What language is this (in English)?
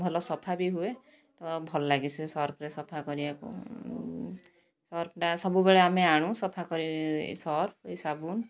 Odia